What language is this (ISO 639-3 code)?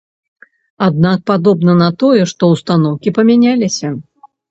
bel